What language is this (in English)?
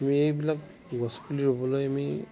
Assamese